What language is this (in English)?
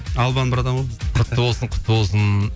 Kazakh